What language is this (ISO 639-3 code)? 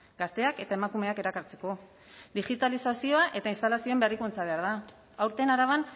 eus